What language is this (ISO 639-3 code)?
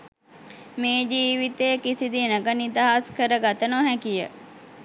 sin